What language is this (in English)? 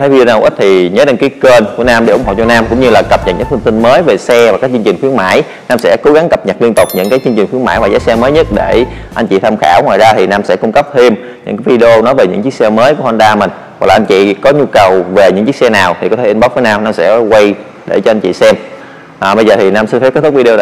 Vietnamese